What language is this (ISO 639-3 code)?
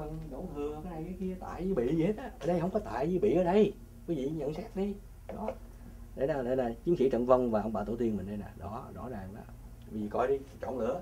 vie